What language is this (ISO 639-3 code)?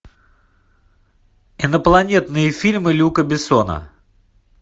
rus